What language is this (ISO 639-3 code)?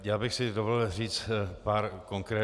ces